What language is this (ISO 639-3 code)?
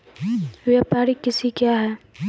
mai